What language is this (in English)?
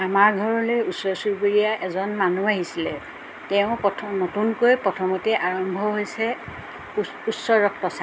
Assamese